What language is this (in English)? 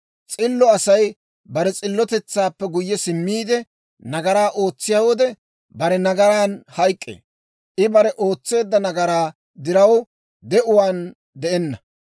Dawro